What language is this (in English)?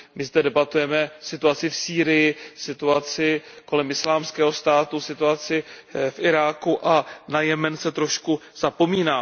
Czech